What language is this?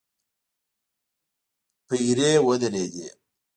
Pashto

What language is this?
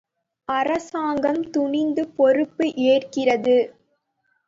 Tamil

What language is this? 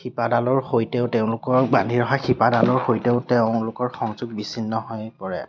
Assamese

